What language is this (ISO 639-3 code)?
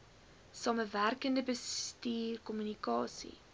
afr